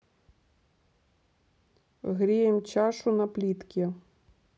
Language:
Russian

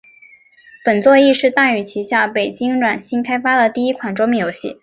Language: Chinese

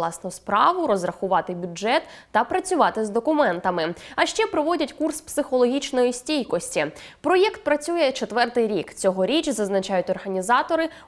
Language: Ukrainian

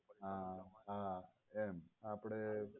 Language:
Gujarati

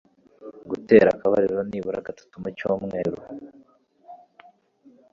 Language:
Kinyarwanda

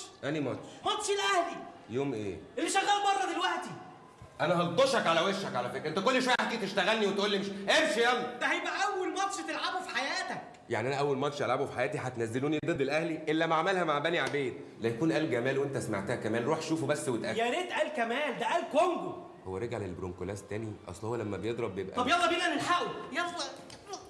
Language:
Arabic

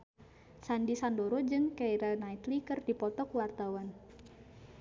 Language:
Sundanese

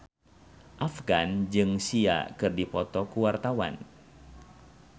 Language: Sundanese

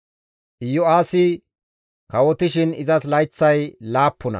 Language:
Gamo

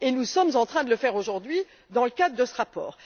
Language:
French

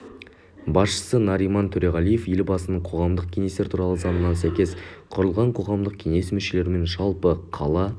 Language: Kazakh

